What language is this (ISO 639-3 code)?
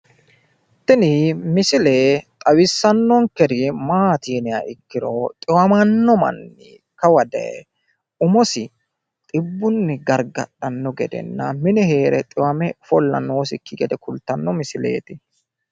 sid